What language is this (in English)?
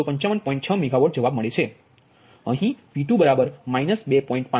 Gujarati